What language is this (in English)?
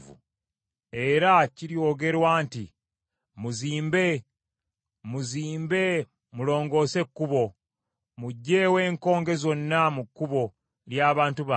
Ganda